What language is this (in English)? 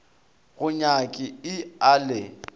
Northern Sotho